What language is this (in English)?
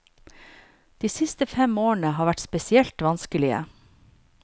Norwegian